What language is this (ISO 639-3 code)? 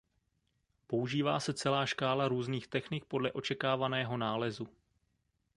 ces